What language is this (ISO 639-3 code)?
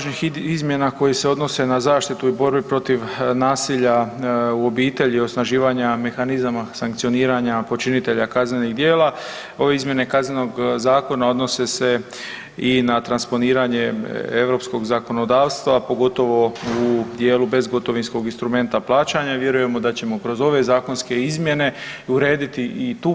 hrv